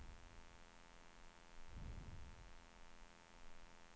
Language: Swedish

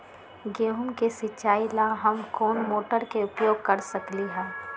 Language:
Magahi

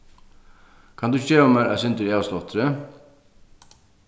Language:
Faroese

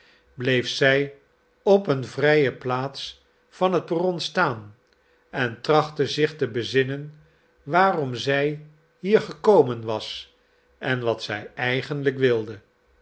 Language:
Dutch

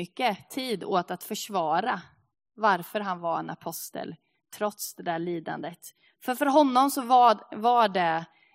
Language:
Swedish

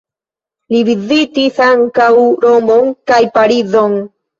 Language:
Esperanto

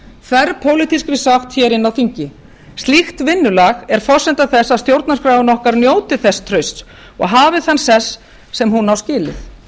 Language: Icelandic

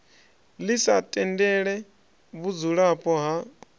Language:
Venda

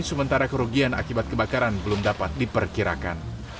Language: Indonesian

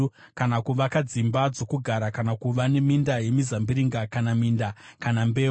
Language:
Shona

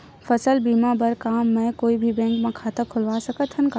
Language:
Chhattisgarhi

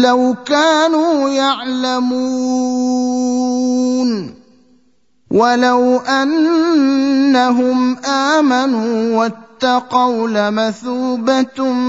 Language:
Arabic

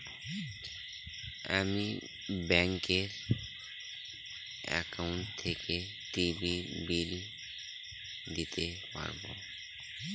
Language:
Bangla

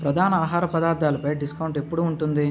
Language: Telugu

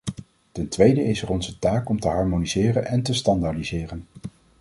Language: Dutch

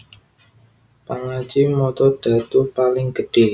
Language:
Javanese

